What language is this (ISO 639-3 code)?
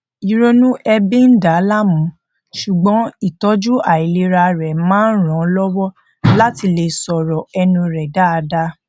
yor